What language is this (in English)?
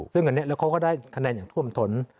Thai